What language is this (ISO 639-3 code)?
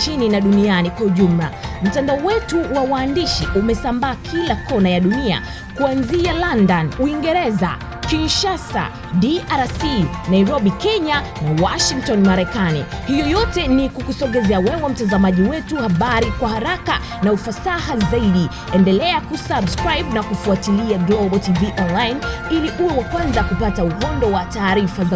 swa